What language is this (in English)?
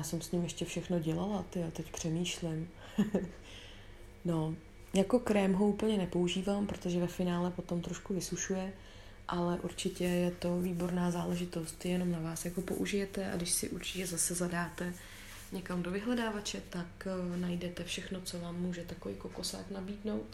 Czech